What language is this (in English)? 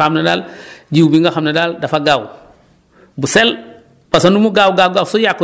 Wolof